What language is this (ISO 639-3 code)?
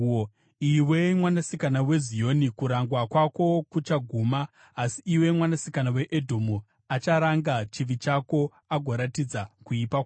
sna